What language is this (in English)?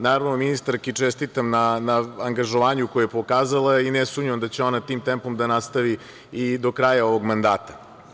Serbian